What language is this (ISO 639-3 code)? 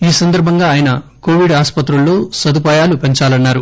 tel